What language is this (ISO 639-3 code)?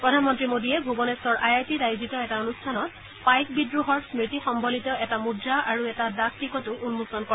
asm